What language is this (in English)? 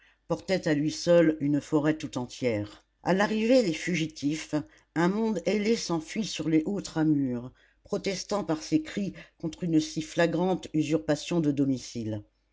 French